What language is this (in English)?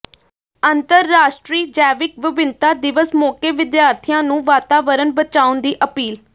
Punjabi